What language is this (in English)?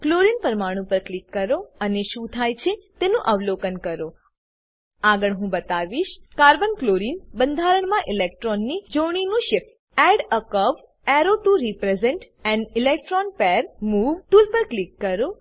Gujarati